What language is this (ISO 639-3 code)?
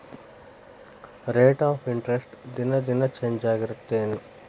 kan